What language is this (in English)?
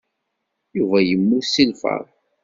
Kabyle